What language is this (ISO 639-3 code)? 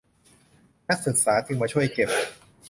tha